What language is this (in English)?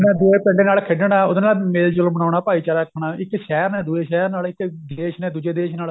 Punjabi